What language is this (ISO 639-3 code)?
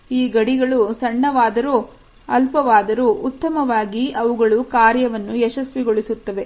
kan